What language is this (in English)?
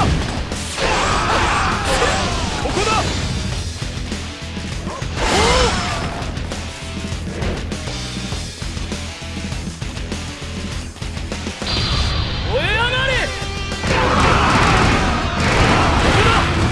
Japanese